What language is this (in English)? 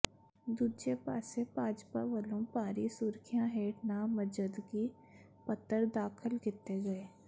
Punjabi